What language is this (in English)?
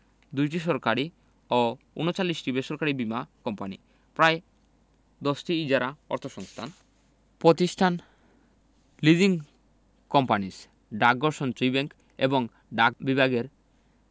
Bangla